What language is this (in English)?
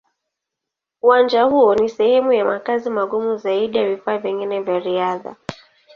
Swahili